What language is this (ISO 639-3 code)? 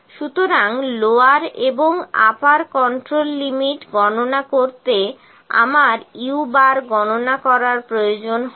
ben